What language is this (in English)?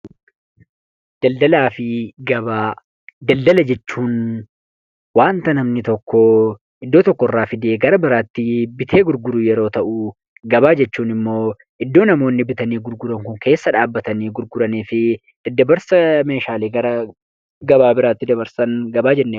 Oromo